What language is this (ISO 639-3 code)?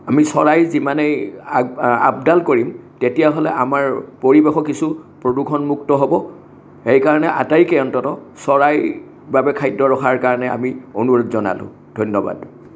asm